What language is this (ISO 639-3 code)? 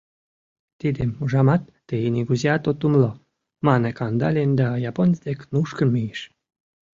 chm